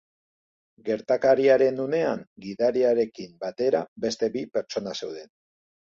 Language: Basque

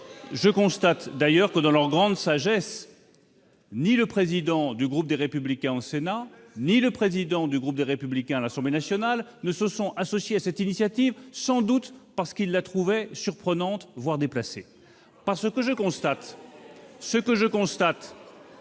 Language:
French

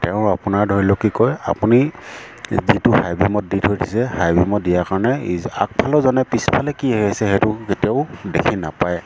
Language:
Assamese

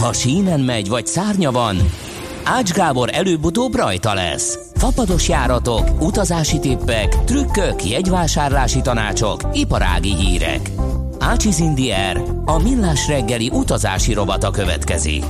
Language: Hungarian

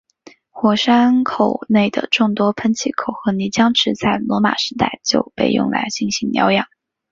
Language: Chinese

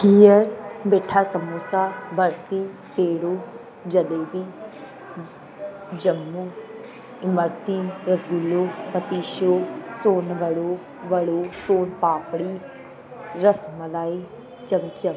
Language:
Sindhi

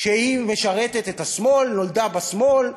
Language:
Hebrew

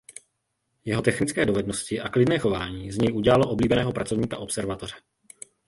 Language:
Czech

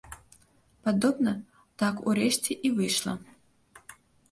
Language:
Belarusian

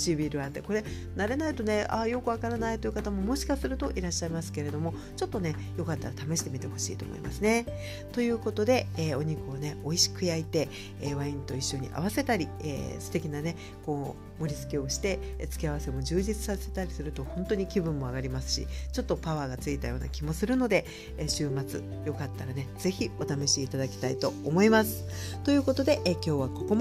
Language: Japanese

